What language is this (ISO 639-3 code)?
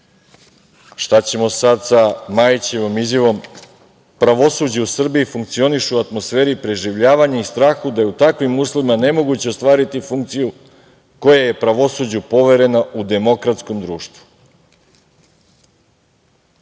srp